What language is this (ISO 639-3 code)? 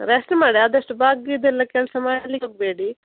kan